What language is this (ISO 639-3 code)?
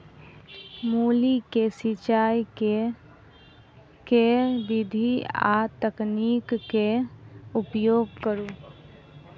mai